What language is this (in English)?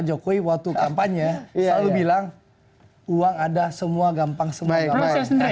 Indonesian